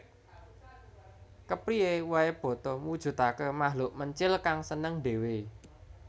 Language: Javanese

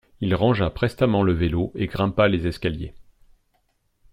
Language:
French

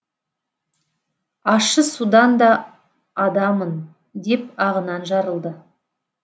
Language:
Kazakh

